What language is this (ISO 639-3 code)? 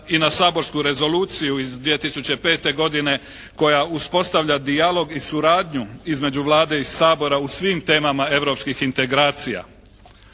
hrv